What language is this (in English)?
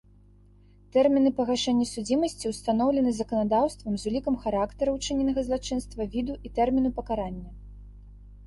Belarusian